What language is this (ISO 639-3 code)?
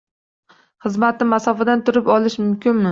uzb